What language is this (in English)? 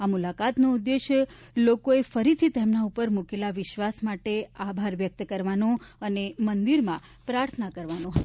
Gujarati